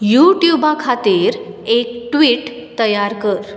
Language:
Konkani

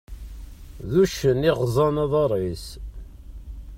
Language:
Kabyle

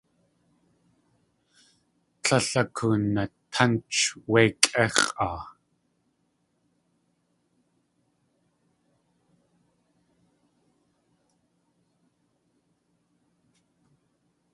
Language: Tlingit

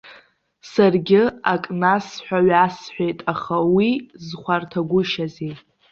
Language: Abkhazian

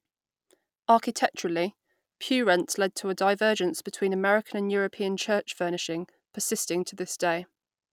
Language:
English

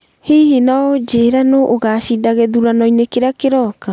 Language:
Kikuyu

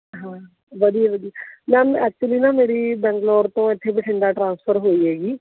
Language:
Punjabi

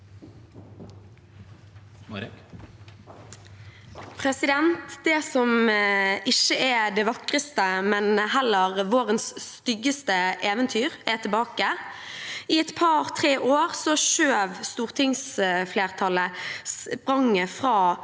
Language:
Norwegian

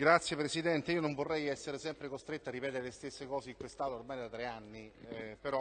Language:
Italian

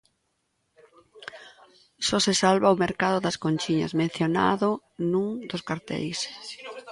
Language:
Galician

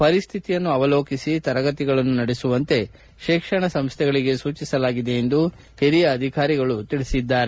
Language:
Kannada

